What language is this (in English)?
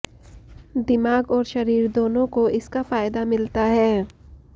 Hindi